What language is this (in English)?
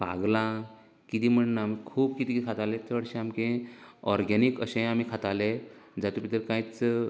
Konkani